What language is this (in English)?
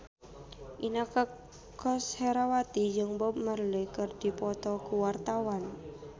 Sundanese